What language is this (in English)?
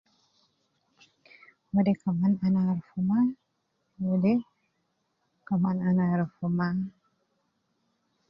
Nubi